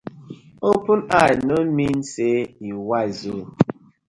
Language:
Nigerian Pidgin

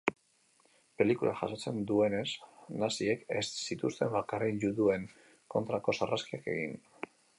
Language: Basque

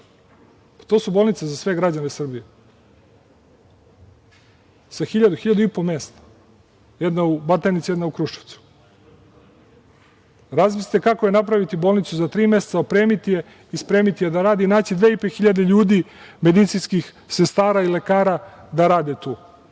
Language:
Serbian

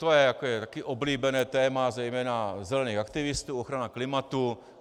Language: Czech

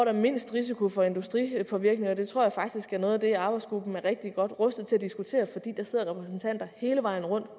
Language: Danish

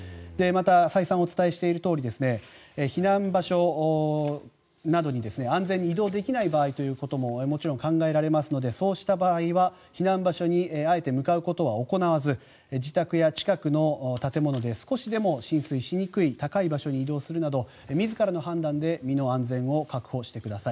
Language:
Japanese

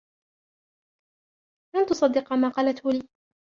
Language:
Arabic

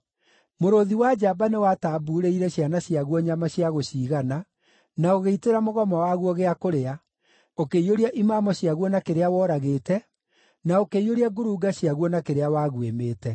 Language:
Kikuyu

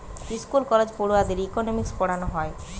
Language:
Bangla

